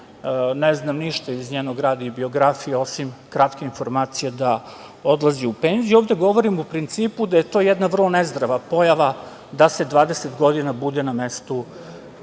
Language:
Serbian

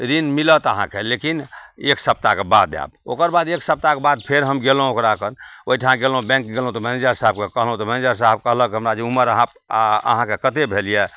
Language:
Maithili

